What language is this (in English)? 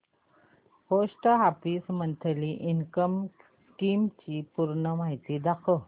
Marathi